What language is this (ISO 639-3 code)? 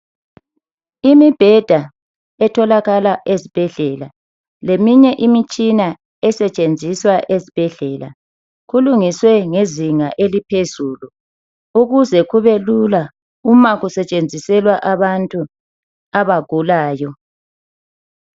nde